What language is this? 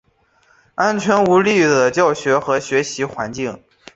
Chinese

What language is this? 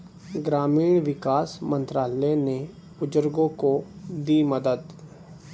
Hindi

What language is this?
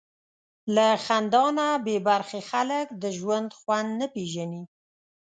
Pashto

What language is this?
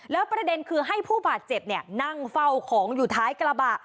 Thai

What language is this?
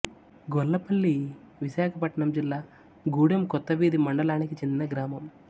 Telugu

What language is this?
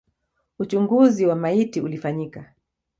Swahili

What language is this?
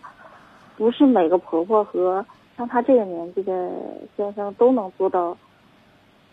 Chinese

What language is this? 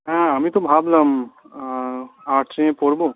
Bangla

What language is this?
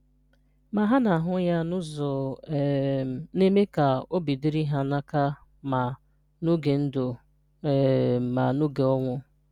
Igbo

